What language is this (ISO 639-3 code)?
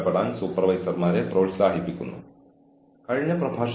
mal